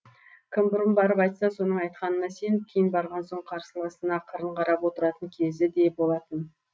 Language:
Kazakh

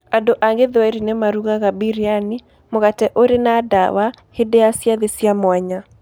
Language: Kikuyu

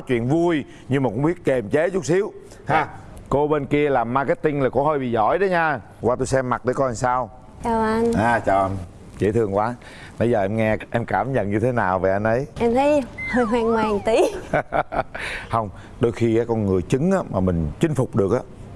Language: Vietnamese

